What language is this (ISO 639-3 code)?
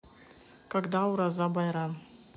rus